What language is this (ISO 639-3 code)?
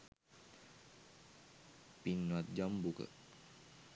sin